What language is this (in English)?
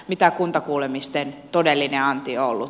Finnish